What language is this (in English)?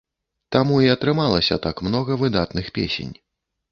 Belarusian